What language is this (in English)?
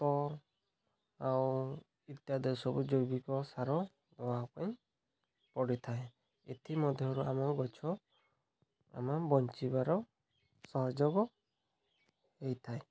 Odia